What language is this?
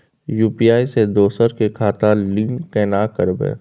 Maithili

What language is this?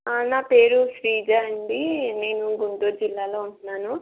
Telugu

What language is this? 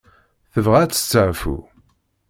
Kabyle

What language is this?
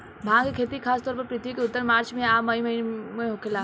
Bhojpuri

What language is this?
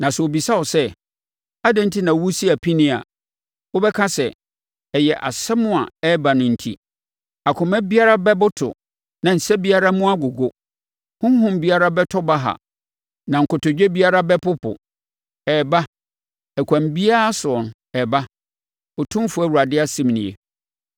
Akan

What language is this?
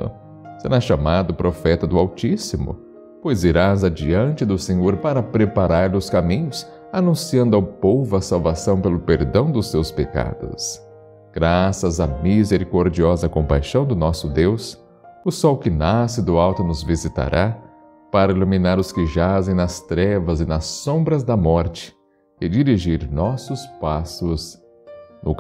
Portuguese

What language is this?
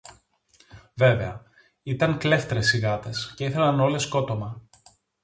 Greek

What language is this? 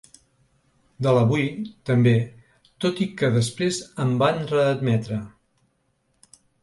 Catalan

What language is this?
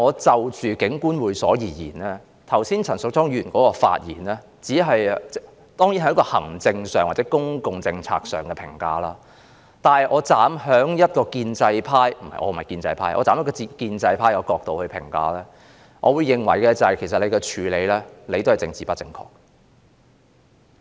Cantonese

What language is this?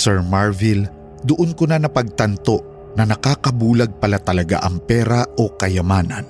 Filipino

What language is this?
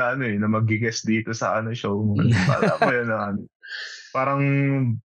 Filipino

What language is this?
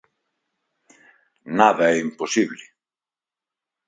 Galician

